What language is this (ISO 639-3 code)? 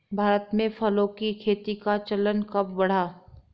hin